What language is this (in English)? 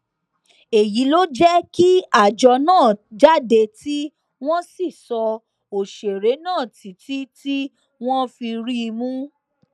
Yoruba